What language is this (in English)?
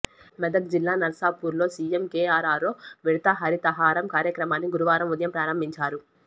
Telugu